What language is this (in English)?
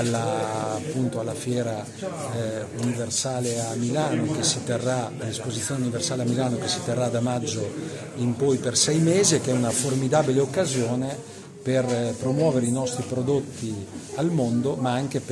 Italian